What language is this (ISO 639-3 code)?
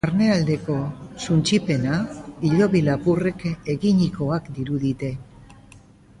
eus